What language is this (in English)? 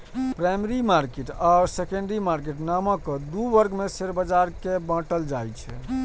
Maithili